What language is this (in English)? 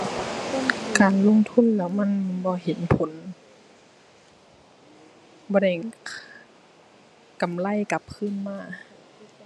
Thai